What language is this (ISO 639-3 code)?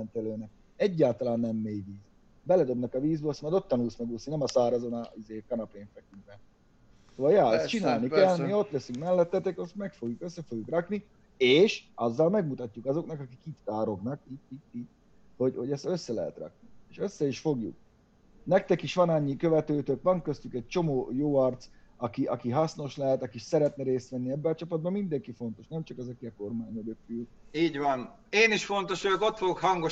hun